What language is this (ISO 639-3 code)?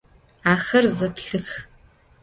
ady